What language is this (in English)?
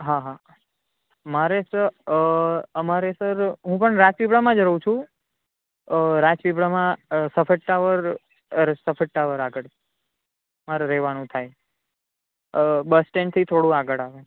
Gujarati